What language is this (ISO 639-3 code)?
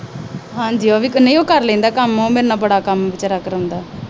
pan